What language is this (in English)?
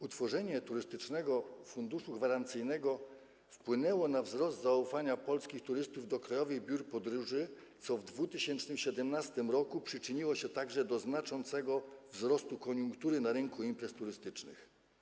Polish